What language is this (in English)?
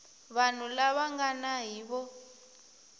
Tsonga